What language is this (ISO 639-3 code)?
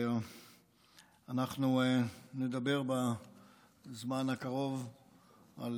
heb